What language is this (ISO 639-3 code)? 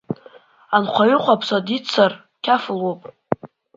abk